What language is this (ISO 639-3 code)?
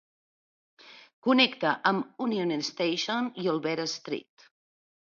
cat